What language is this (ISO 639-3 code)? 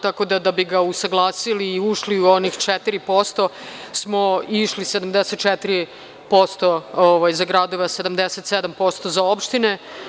srp